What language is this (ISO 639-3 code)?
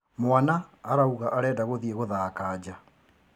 kik